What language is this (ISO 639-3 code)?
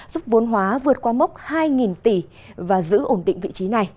vie